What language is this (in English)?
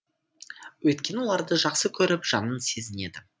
Kazakh